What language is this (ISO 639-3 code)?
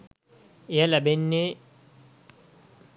sin